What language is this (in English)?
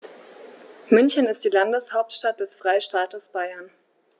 German